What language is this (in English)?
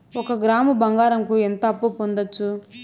Telugu